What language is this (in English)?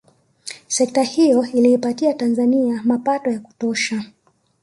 Swahili